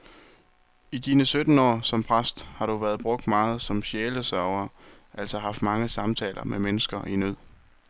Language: Danish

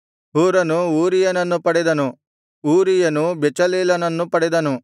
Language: Kannada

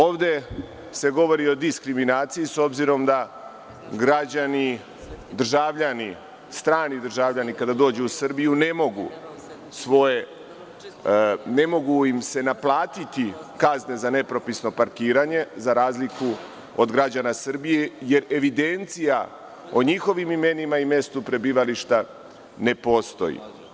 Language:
Serbian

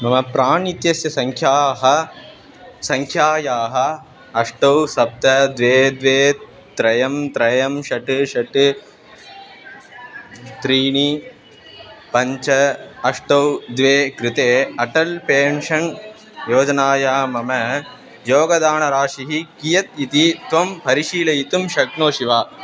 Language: Sanskrit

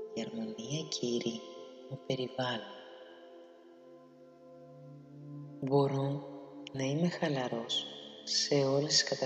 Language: Greek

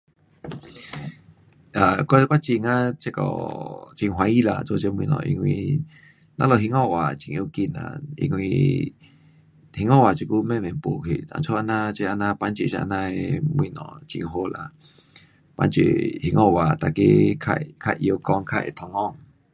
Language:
Pu-Xian Chinese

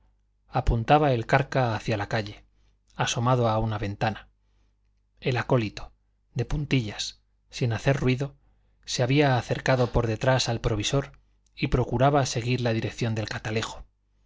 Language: Spanish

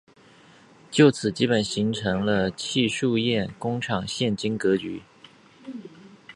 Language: Chinese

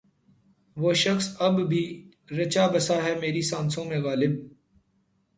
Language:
Urdu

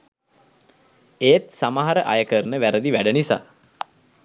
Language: Sinhala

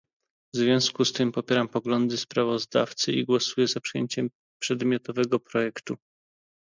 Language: Polish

